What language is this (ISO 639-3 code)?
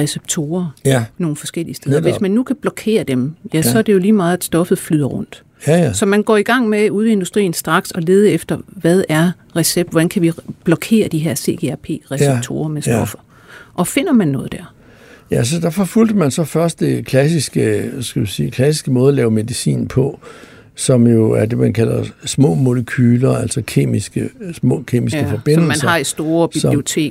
dan